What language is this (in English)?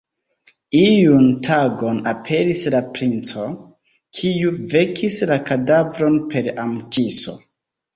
Esperanto